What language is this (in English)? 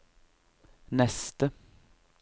Norwegian